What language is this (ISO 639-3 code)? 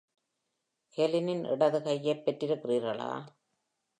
tam